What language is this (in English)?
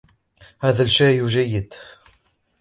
Arabic